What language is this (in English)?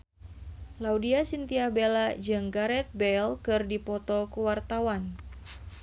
Sundanese